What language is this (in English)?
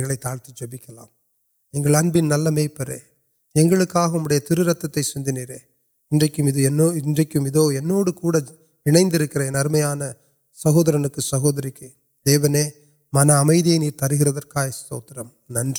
Urdu